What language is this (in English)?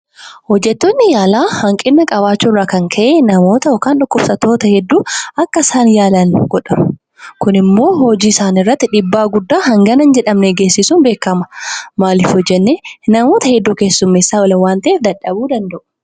Oromo